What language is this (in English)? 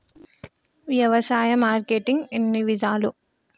Telugu